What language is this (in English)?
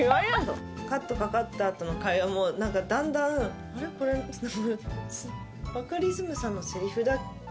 Japanese